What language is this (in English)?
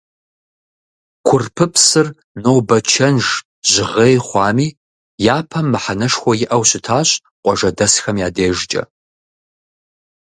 Kabardian